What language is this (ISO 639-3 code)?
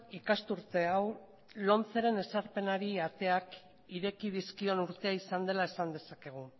eus